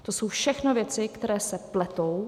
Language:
Czech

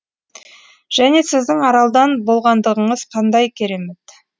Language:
Kazakh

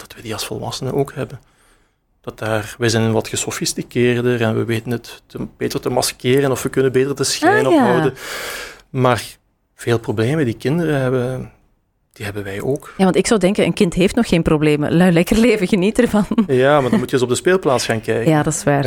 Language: Dutch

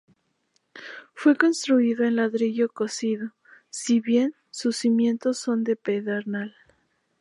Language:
Spanish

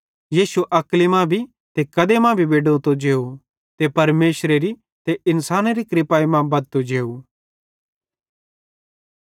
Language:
Bhadrawahi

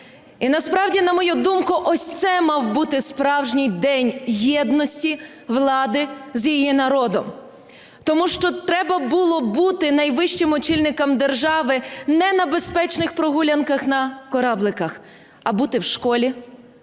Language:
Ukrainian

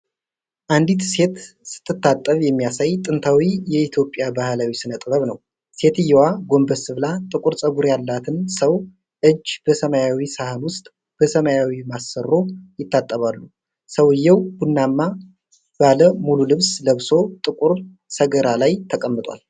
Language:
Amharic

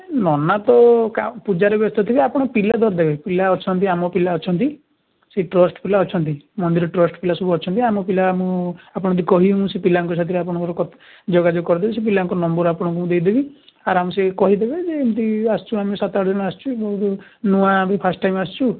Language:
Odia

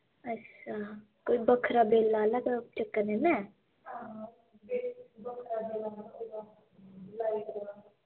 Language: Dogri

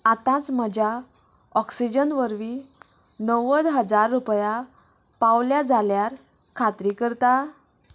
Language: Konkani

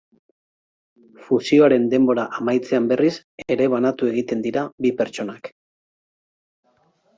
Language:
Basque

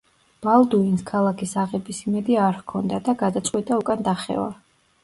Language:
Georgian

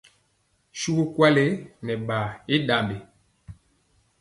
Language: Mpiemo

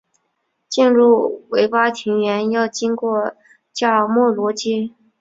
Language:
Chinese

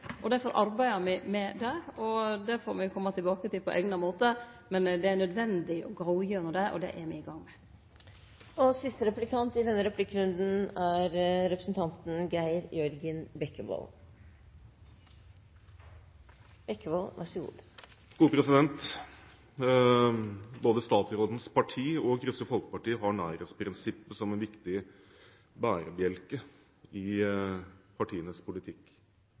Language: Norwegian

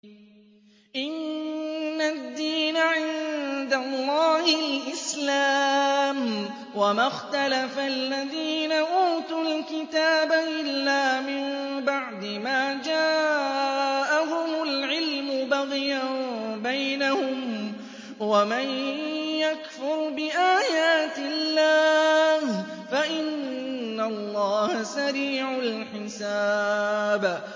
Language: Arabic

